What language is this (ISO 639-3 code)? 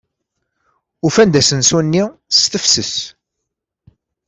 kab